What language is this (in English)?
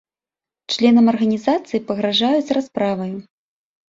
Belarusian